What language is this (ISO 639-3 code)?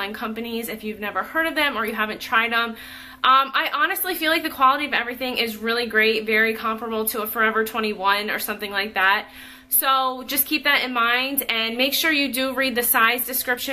eng